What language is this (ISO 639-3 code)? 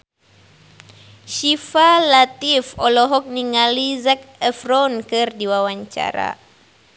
sun